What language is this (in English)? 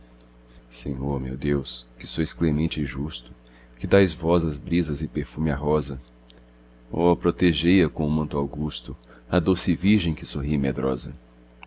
Portuguese